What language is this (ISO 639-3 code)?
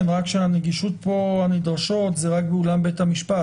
heb